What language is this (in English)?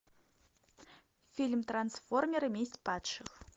Russian